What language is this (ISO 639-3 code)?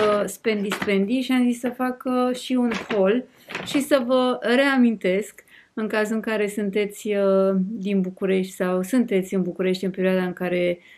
ron